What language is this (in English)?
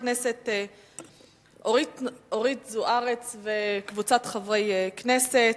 Hebrew